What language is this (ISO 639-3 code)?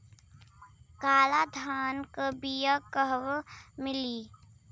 bho